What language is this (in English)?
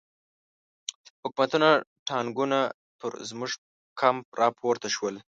Pashto